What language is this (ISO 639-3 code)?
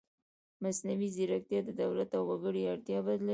pus